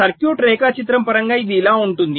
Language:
Telugu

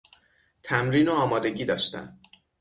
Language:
Persian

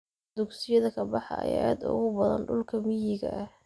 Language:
Somali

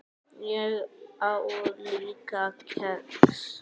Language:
Icelandic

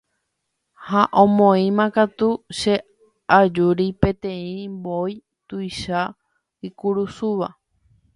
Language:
Guarani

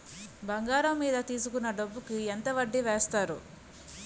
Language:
Telugu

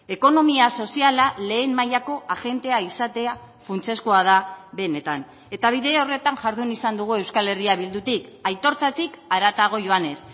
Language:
Basque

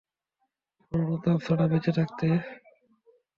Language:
Bangla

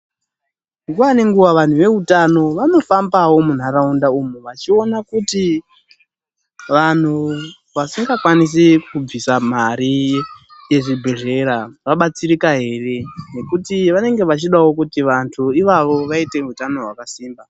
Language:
Ndau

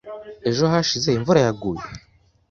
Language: Kinyarwanda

